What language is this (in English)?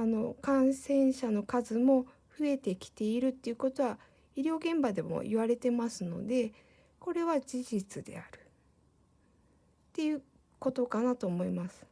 Japanese